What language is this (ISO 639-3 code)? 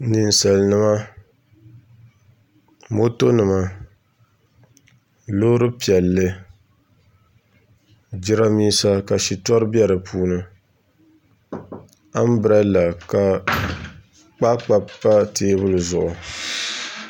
dag